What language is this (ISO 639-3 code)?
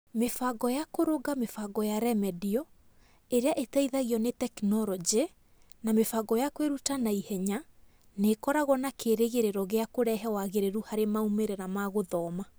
kik